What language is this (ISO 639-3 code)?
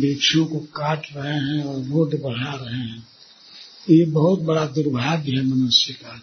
hin